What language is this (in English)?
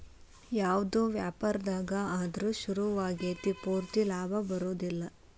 Kannada